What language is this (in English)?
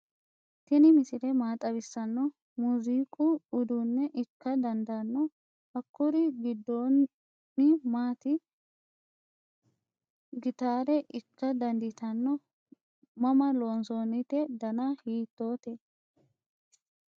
Sidamo